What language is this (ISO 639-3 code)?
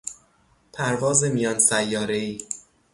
fas